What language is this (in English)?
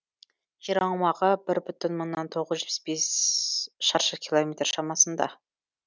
Kazakh